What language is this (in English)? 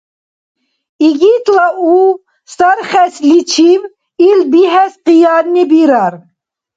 Dargwa